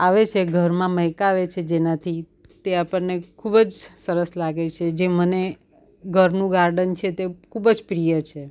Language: Gujarati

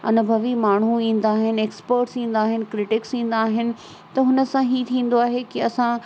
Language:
Sindhi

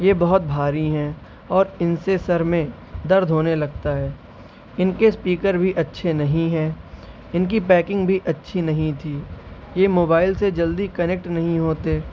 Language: Urdu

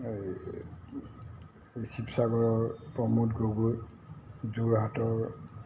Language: Assamese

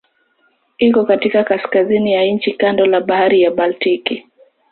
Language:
Swahili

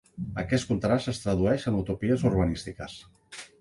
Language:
Catalan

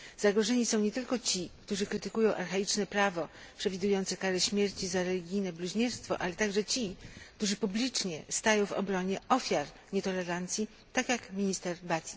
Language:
Polish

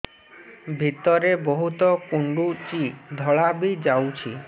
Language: Odia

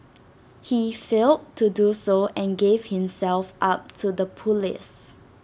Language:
English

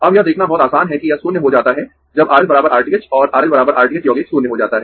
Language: Hindi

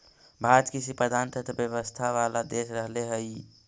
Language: Magahi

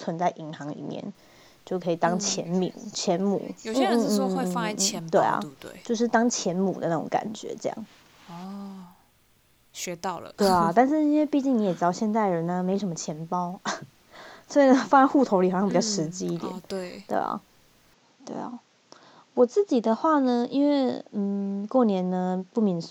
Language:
Chinese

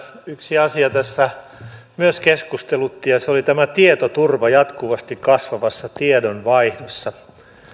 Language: Finnish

